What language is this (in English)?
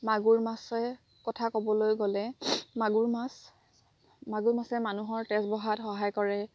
Assamese